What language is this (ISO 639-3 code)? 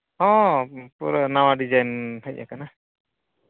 sat